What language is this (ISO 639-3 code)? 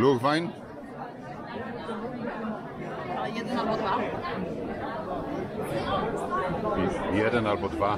pol